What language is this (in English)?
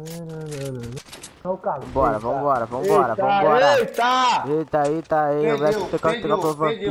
Portuguese